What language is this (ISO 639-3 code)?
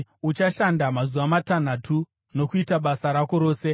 sna